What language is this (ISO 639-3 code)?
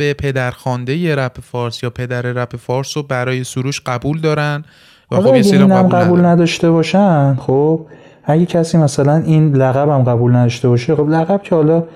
fas